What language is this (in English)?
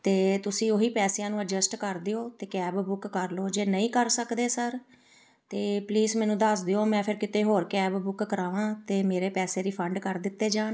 Punjabi